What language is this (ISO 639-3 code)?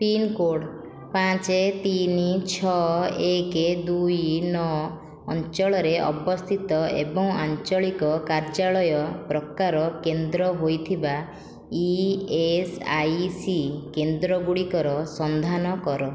ori